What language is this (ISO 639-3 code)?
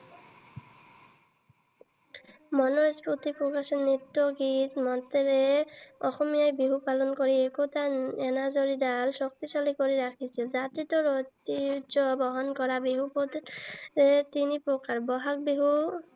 asm